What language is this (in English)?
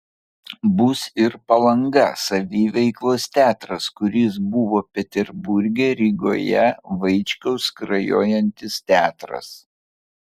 Lithuanian